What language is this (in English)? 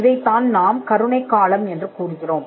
Tamil